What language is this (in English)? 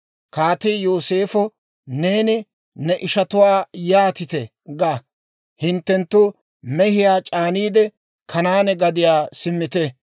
Dawro